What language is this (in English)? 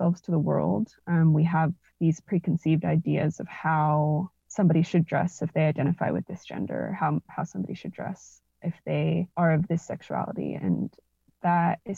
English